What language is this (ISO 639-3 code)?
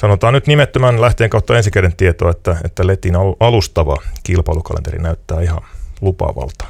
fin